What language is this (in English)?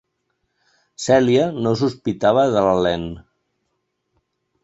Catalan